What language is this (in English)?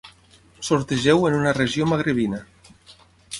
Catalan